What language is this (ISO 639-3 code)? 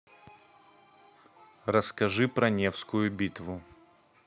rus